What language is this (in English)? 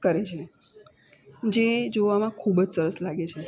Gujarati